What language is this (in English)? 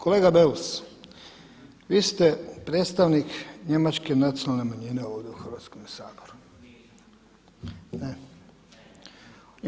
Croatian